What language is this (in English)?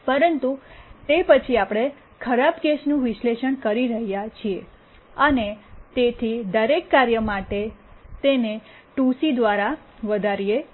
Gujarati